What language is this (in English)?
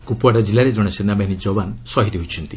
Odia